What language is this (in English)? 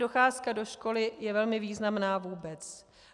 Czech